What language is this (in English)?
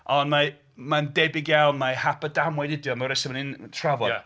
Welsh